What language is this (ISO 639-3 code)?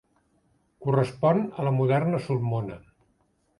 cat